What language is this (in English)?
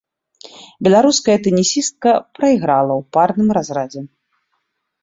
Belarusian